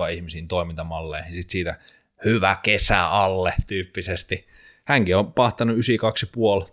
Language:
Finnish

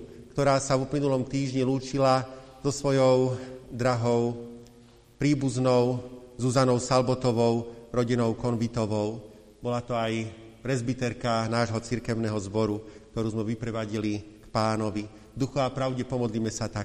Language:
Slovak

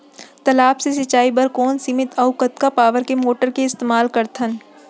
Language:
Chhattisgarhi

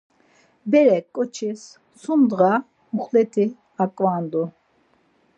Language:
Laz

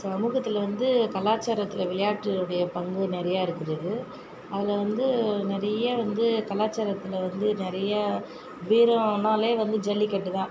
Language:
Tamil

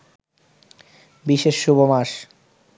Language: Bangla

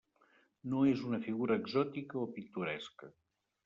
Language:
Catalan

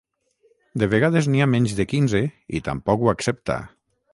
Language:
Catalan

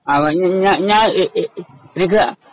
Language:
Malayalam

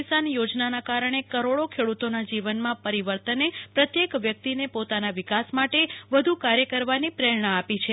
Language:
Gujarati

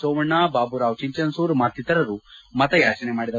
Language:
Kannada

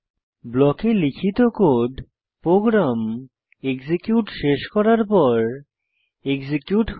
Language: Bangla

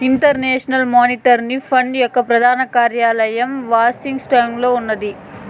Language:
Telugu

